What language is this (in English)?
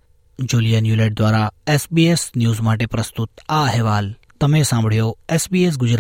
Gujarati